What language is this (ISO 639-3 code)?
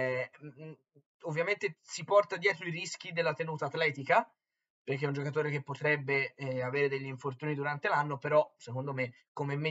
ita